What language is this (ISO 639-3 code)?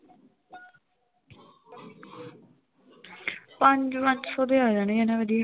pan